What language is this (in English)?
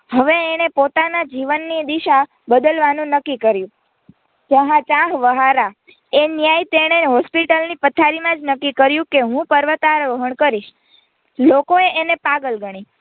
Gujarati